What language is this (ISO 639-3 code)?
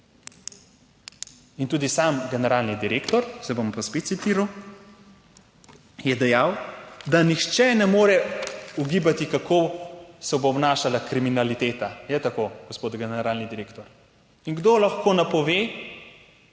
slv